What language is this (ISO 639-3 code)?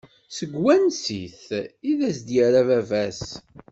kab